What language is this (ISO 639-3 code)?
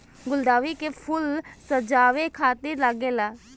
bho